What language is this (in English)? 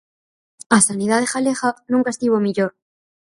Galician